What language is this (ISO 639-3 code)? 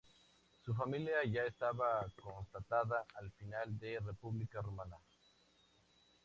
spa